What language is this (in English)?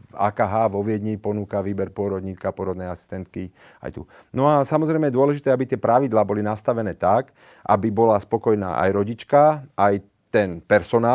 Slovak